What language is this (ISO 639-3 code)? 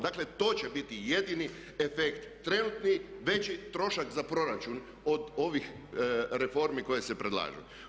hrv